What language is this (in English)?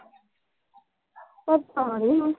Punjabi